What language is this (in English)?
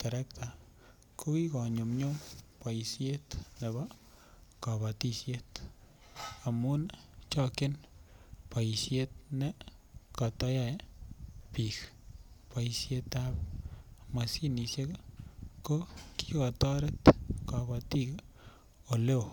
Kalenjin